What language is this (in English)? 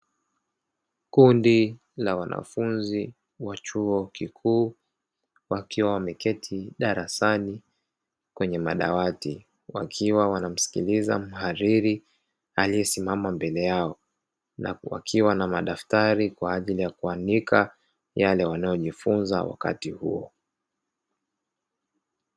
Swahili